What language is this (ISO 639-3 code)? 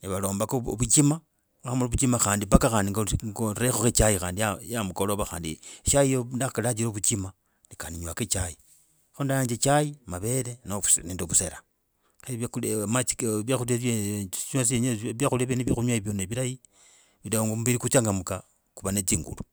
rag